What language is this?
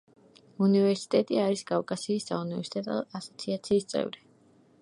Georgian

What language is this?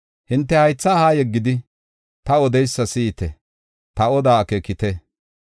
Gofa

